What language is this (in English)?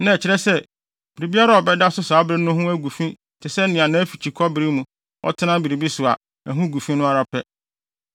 Akan